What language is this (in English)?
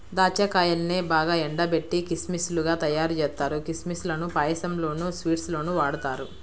Telugu